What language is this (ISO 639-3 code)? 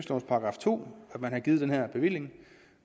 dan